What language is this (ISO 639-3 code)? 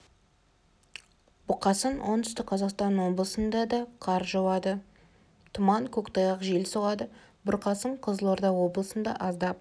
kaz